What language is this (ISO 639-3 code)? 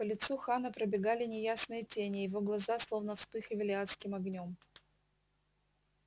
rus